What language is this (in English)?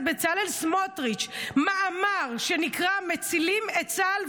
Hebrew